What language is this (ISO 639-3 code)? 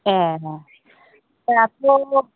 brx